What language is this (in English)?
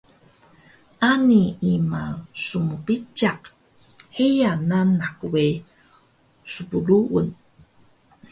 Taroko